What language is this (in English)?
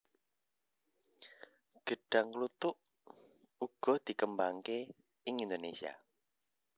Javanese